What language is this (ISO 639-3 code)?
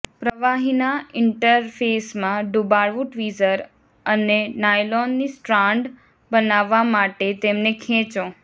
guj